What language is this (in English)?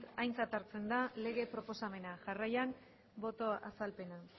Basque